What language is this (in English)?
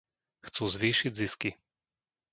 Slovak